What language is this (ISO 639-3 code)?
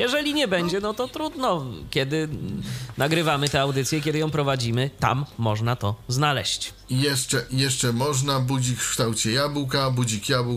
pol